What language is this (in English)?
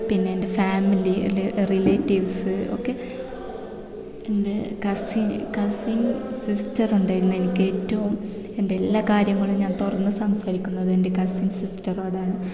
Malayalam